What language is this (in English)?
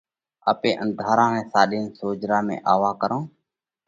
Parkari Koli